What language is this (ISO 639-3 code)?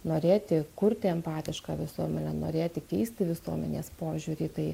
lit